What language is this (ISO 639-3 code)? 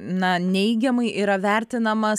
lit